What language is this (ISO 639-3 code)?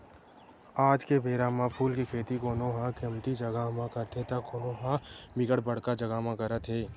hne